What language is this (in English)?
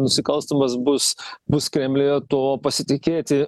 Lithuanian